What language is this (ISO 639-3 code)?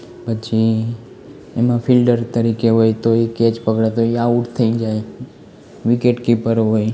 guj